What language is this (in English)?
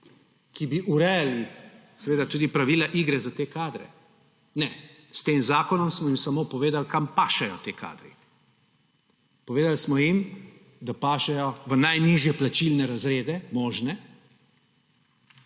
Slovenian